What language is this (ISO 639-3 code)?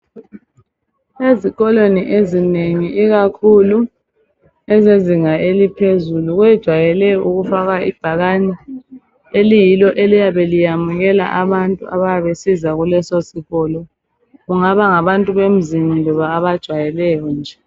nde